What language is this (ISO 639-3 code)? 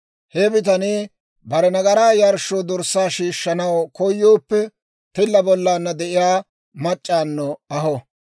dwr